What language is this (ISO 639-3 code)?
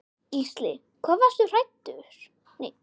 isl